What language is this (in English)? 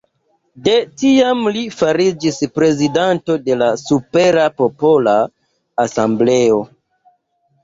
Esperanto